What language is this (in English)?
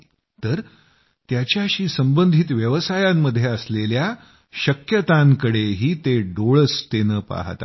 Marathi